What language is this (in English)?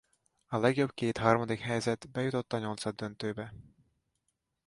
Hungarian